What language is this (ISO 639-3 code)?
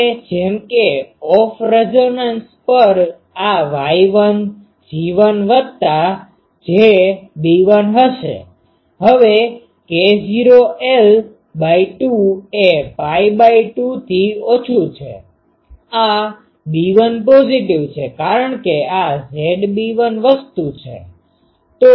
guj